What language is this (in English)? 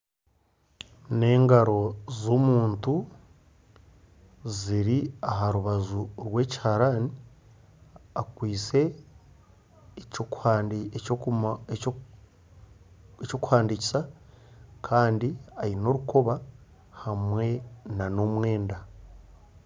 Nyankole